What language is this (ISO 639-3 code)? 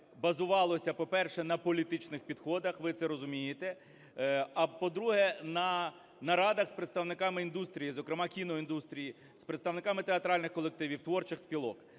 ukr